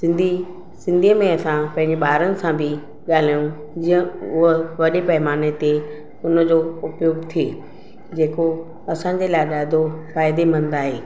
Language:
Sindhi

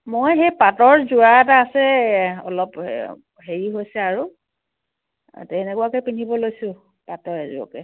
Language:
Assamese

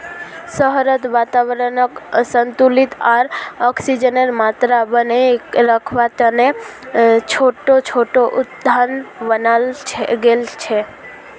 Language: Magahi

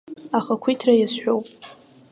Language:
Abkhazian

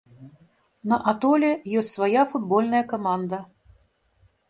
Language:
Belarusian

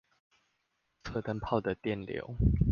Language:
Chinese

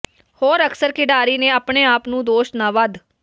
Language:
Punjabi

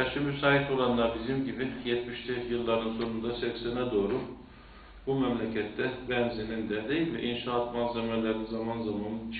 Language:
Turkish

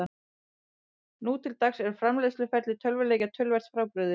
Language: Icelandic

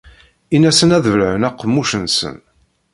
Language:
Kabyle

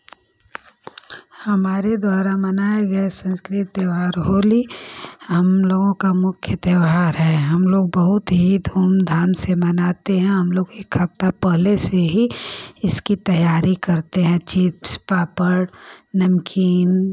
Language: Hindi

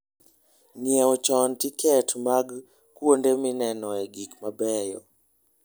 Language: Luo (Kenya and Tanzania)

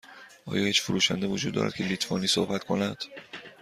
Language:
Persian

